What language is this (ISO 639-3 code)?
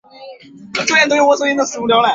zho